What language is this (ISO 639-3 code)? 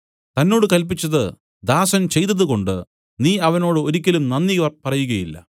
mal